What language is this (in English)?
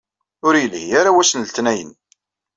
Kabyle